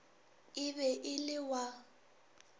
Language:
Northern Sotho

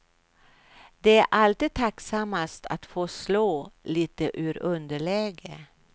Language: Swedish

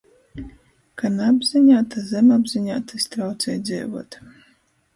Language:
Latgalian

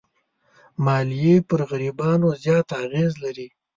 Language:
Pashto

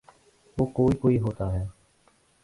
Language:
Urdu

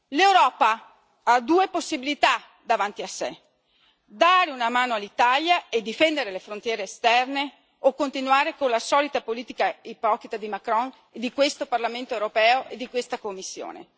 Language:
Italian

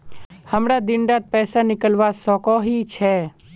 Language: Magahi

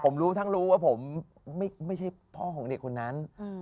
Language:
Thai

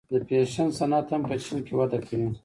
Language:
Pashto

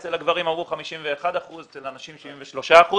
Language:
Hebrew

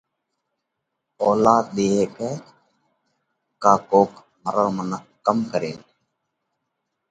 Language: Parkari Koli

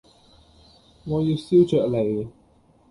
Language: Cantonese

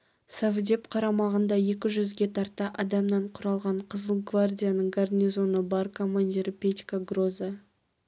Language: Kazakh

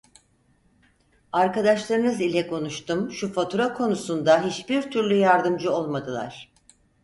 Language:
Turkish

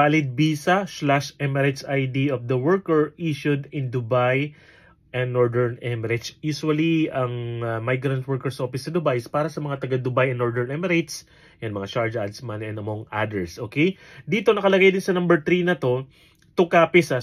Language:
Filipino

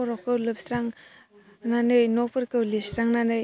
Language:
Bodo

